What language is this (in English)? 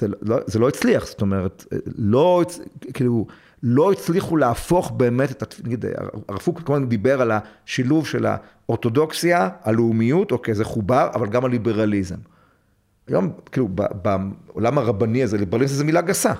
Hebrew